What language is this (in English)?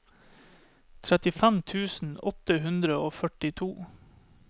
Norwegian